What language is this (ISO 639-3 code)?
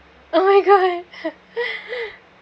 eng